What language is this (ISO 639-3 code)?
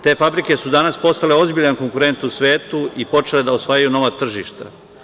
srp